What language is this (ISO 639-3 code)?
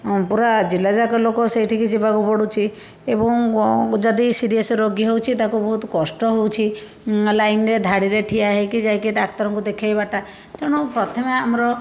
ori